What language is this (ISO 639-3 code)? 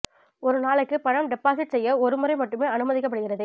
tam